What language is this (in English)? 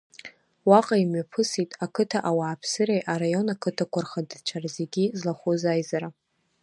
Abkhazian